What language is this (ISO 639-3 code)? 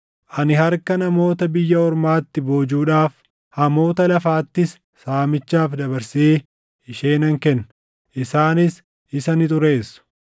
orm